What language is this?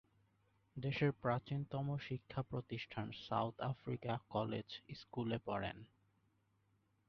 Bangla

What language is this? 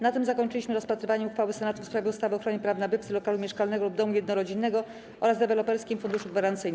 Polish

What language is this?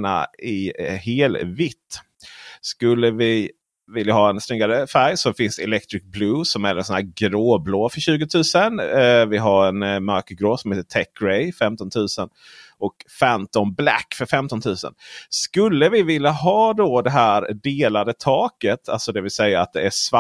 Swedish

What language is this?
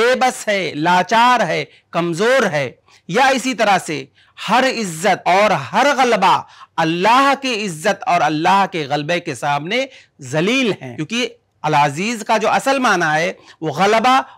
Arabic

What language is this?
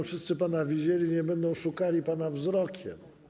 Polish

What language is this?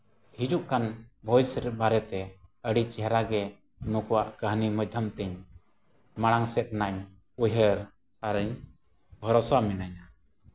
Santali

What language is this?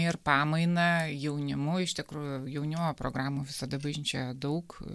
Lithuanian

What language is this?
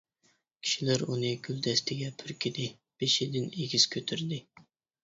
Uyghur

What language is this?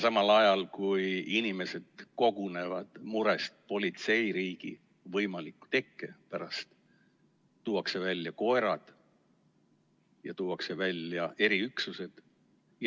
Estonian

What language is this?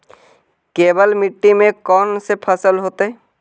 Magahi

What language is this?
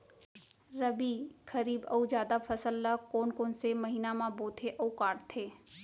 Chhattisgarhi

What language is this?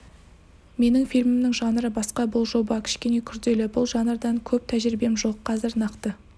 Kazakh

